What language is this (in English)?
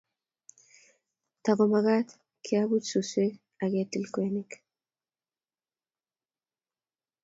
Kalenjin